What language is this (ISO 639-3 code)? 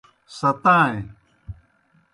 plk